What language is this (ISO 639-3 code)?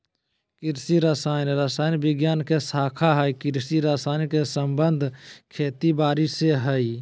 mag